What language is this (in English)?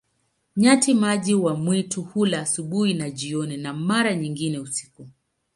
Swahili